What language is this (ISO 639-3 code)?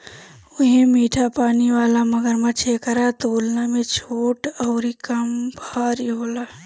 bho